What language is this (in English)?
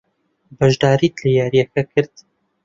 Central Kurdish